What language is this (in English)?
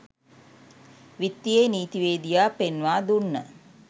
Sinhala